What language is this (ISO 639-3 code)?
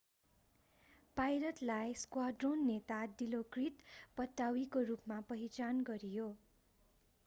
nep